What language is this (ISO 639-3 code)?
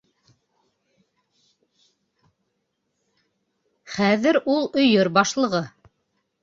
bak